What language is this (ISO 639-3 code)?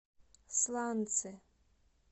rus